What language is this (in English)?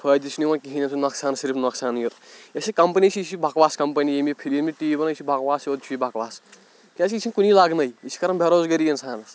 Kashmiri